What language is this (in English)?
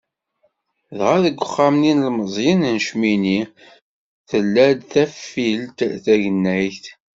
Kabyle